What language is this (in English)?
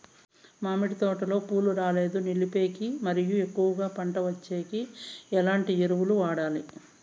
Telugu